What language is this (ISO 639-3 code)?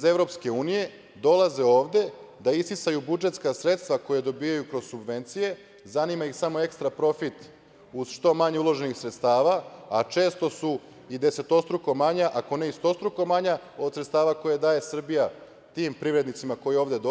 srp